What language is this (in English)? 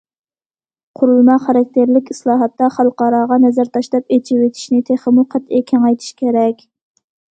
Uyghur